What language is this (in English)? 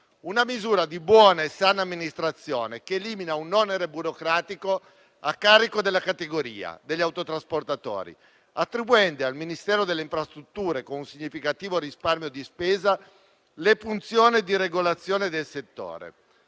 Italian